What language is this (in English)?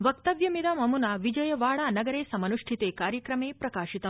Sanskrit